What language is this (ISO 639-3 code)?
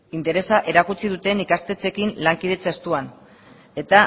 eus